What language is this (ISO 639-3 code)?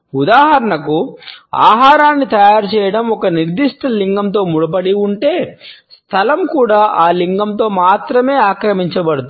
tel